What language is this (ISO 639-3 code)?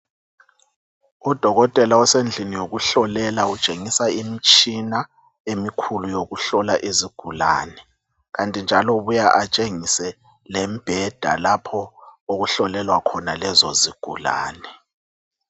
nde